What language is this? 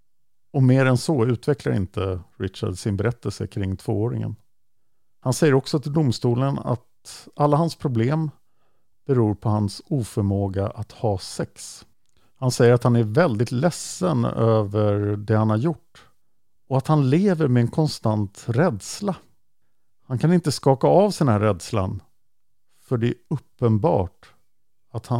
Swedish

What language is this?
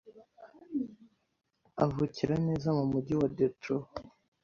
Kinyarwanda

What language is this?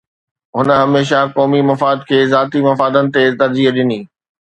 Sindhi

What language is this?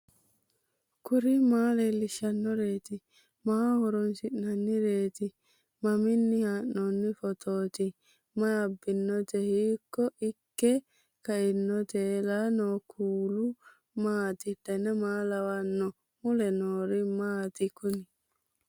Sidamo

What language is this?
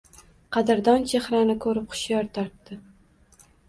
Uzbek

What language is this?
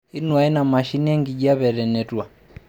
Masai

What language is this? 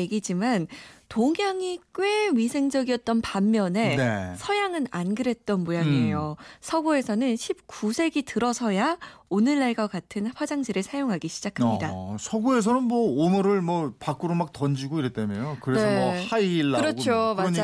Korean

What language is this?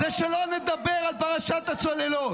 Hebrew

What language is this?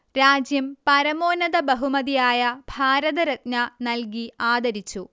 Malayalam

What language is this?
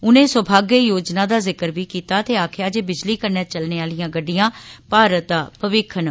Dogri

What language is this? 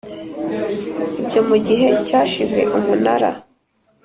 Kinyarwanda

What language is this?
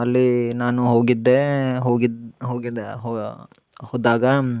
Kannada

